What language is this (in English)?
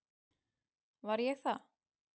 Icelandic